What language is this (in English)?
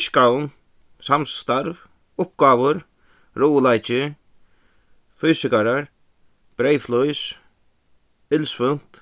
Faroese